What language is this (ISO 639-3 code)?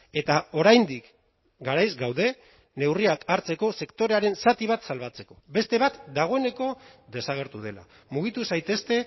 eus